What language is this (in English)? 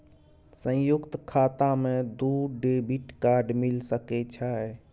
Maithili